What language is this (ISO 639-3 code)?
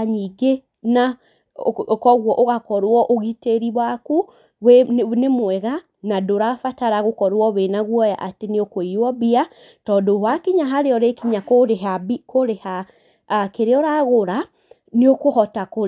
kik